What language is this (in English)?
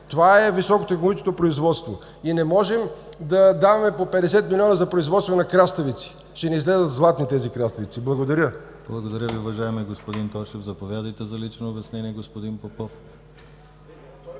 Bulgarian